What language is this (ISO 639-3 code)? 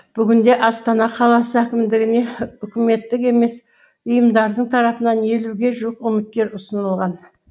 kaz